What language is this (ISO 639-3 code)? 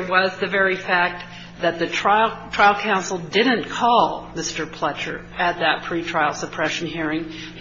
eng